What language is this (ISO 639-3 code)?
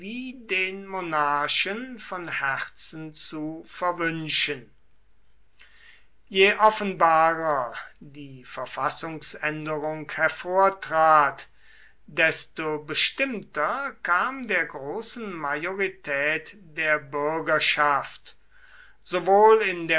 deu